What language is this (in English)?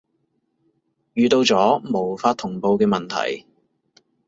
Cantonese